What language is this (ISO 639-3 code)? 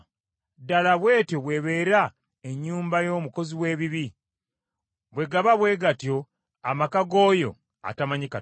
lug